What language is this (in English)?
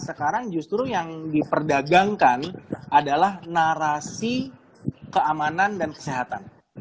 Indonesian